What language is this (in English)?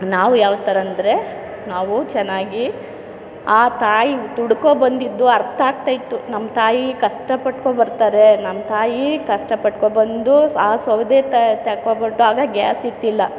Kannada